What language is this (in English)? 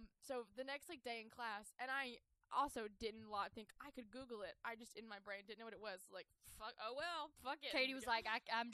English